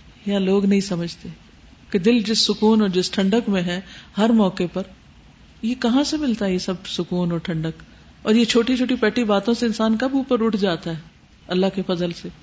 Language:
Urdu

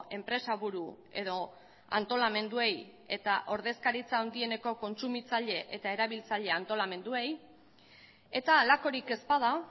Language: Basque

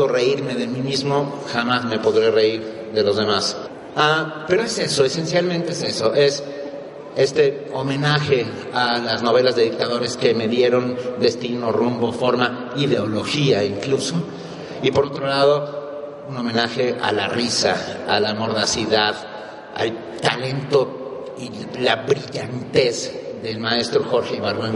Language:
Spanish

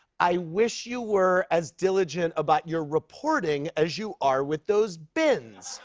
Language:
English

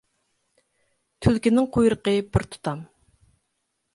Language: Uyghur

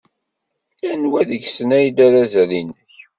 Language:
Kabyle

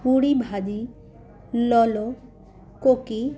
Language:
Sindhi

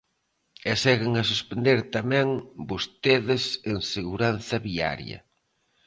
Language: Galician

